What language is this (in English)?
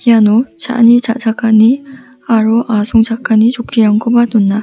Garo